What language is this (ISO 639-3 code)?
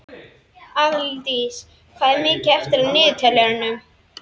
isl